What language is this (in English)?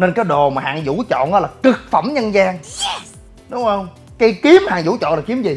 Vietnamese